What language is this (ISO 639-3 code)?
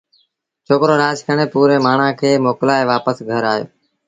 sbn